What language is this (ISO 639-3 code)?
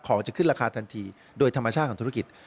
tha